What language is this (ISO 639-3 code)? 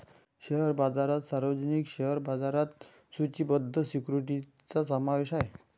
mar